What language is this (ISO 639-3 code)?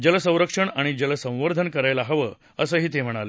mar